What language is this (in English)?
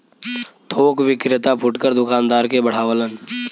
Bhojpuri